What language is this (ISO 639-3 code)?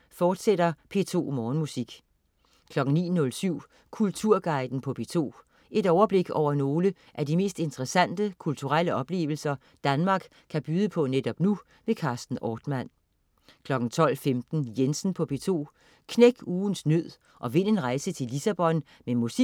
dan